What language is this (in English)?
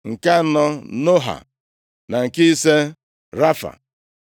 Igbo